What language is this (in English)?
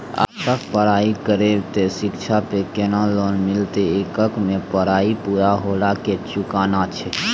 Maithili